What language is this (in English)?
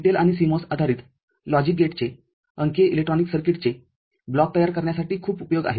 Marathi